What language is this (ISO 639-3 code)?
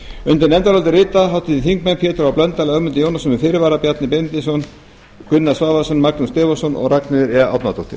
isl